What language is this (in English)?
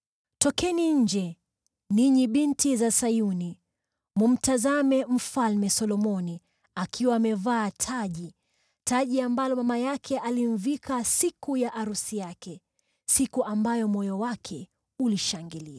Swahili